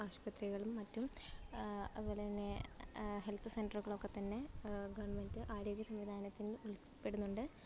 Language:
Malayalam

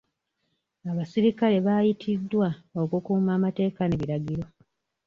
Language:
Ganda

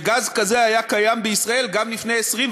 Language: Hebrew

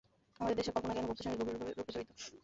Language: Bangla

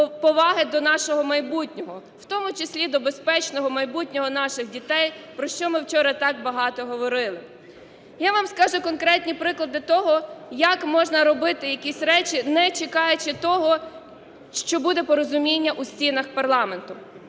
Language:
Ukrainian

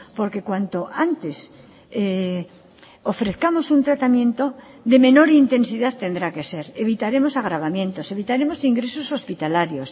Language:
Spanish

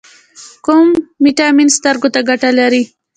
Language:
Pashto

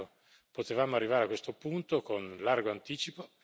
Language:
Italian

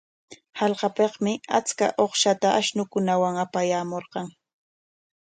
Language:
Corongo Ancash Quechua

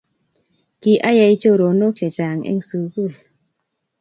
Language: Kalenjin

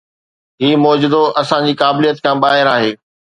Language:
Sindhi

